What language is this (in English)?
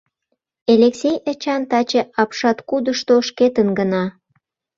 Mari